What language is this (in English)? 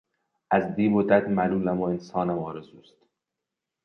Persian